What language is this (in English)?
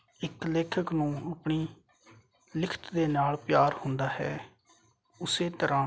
Punjabi